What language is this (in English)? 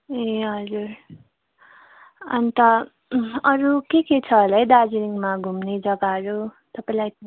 Nepali